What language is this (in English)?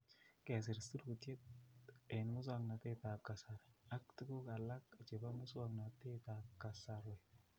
Kalenjin